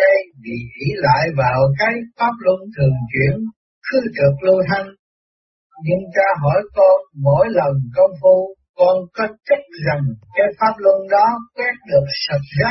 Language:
Vietnamese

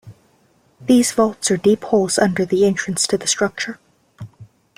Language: English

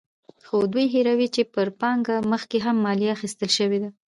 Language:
Pashto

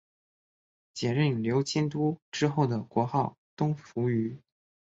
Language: Chinese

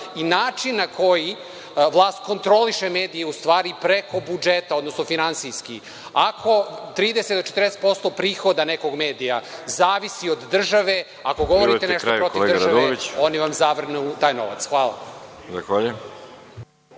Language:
Serbian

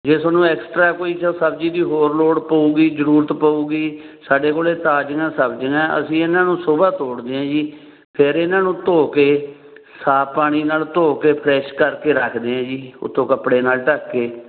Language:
Punjabi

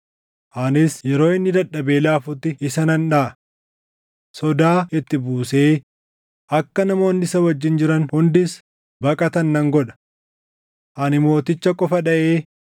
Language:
Oromo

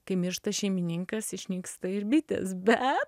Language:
Lithuanian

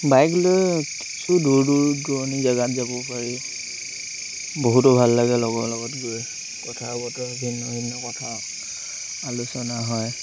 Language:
Assamese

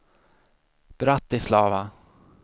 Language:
Swedish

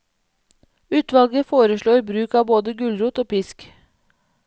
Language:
Norwegian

